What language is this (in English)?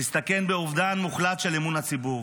Hebrew